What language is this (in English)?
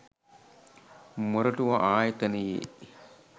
Sinhala